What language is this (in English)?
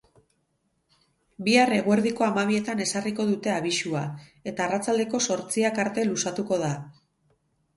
Basque